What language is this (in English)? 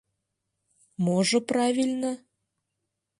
Mari